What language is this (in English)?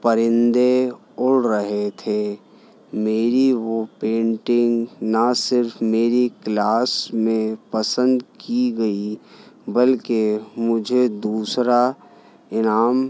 Urdu